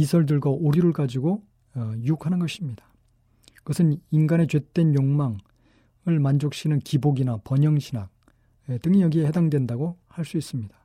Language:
Korean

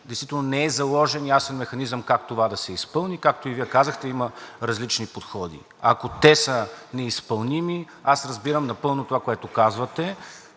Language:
Bulgarian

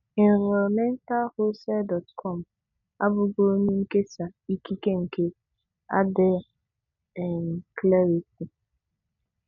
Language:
Igbo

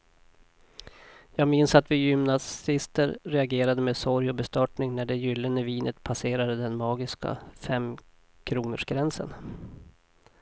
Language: Swedish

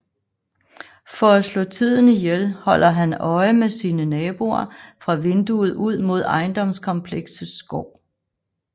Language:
Danish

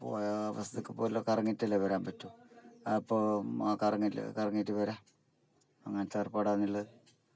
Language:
Malayalam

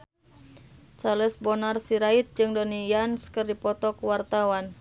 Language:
Sundanese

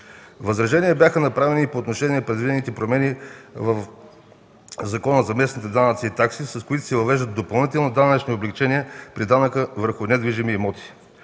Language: Bulgarian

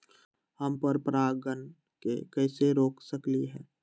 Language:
Magahi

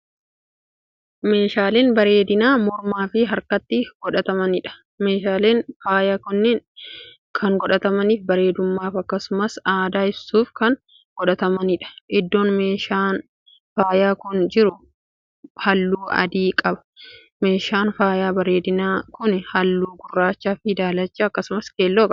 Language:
Oromo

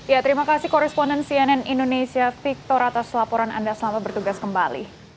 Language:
Indonesian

